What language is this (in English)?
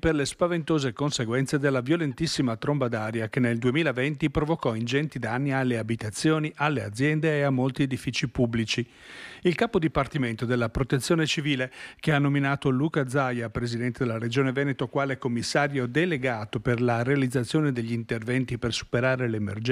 Italian